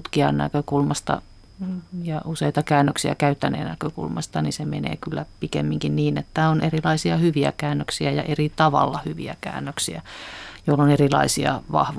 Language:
Finnish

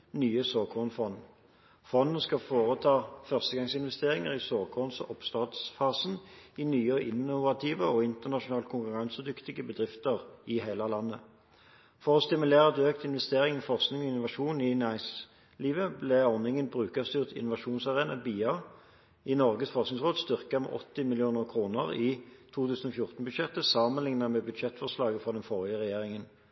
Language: Norwegian Bokmål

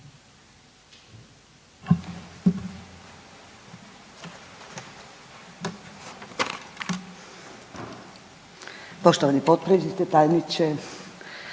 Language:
Croatian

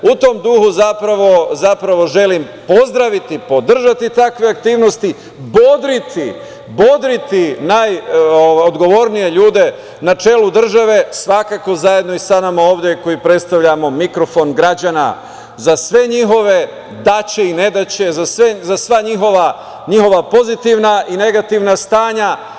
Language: Serbian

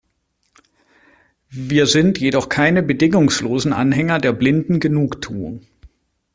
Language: German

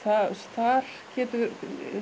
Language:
Icelandic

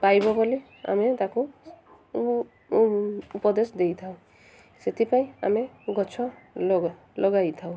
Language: Odia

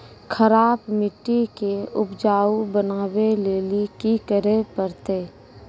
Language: Maithili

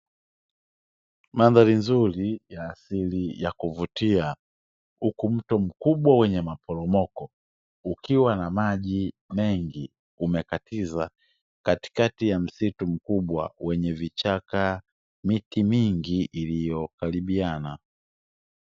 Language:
Swahili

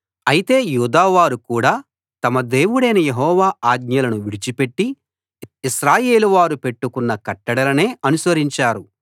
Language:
Telugu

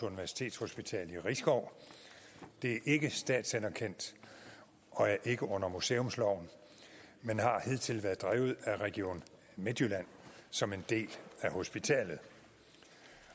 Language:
Danish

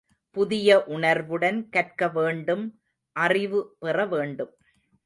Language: Tamil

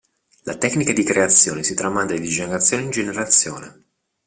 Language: Italian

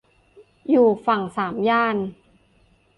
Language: Thai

